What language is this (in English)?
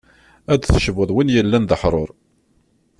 Kabyle